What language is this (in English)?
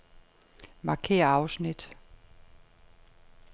Danish